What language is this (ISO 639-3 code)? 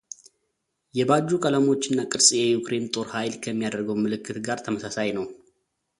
amh